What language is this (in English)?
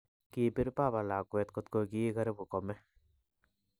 Kalenjin